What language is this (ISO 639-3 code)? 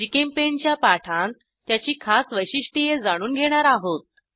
mar